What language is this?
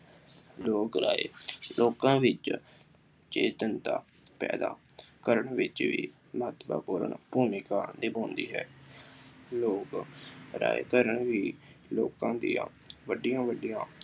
Punjabi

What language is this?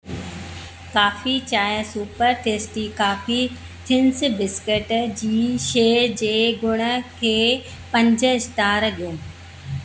Sindhi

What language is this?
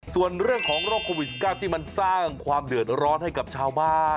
Thai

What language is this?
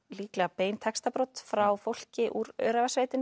Icelandic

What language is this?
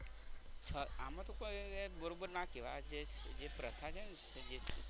Gujarati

